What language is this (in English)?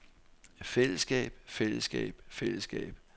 Danish